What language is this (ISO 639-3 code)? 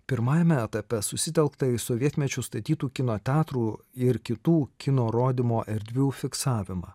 lit